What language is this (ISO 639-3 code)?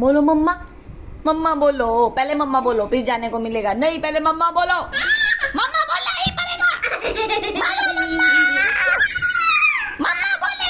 hin